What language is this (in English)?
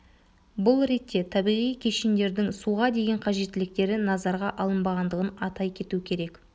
Kazakh